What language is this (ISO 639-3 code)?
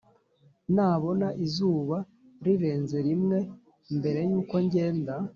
kin